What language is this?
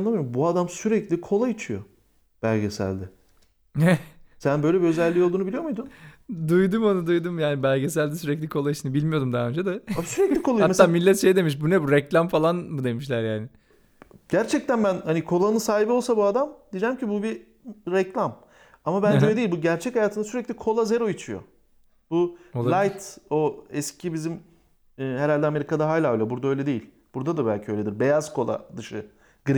Turkish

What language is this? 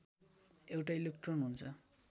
Nepali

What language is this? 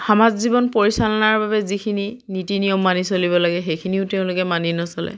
Assamese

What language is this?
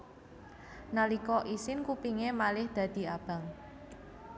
Javanese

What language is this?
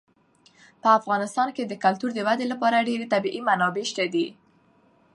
Pashto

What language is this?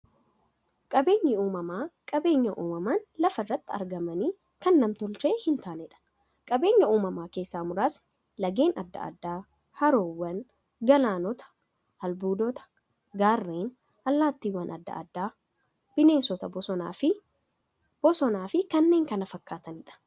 Oromo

